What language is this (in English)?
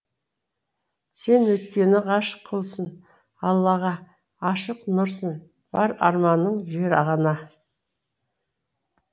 Kazakh